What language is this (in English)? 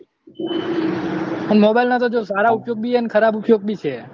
Gujarati